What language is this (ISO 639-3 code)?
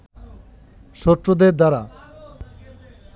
ben